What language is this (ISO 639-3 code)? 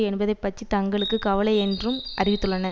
tam